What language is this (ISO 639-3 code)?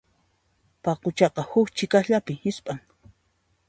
qxp